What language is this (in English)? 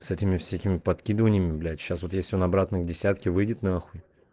Russian